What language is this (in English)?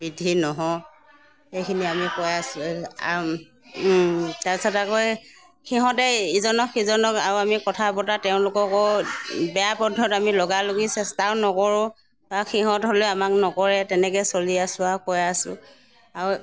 Assamese